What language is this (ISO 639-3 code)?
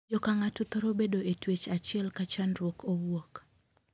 luo